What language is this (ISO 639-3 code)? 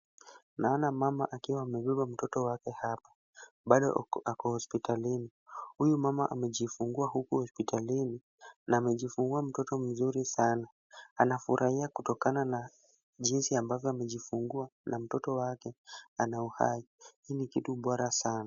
swa